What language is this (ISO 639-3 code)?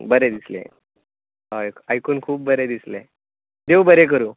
kok